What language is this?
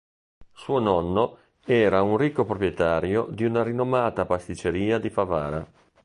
Italian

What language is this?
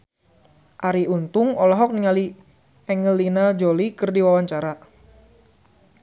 Sundanese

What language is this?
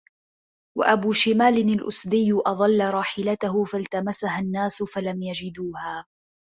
Arabic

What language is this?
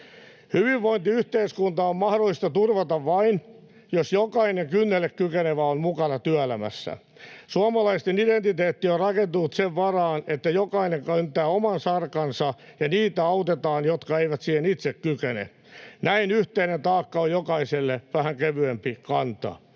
Finnish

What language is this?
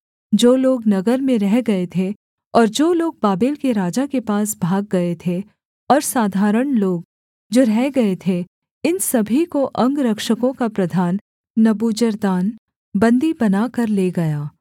Hindi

